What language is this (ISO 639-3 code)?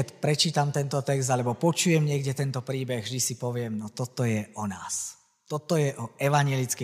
slk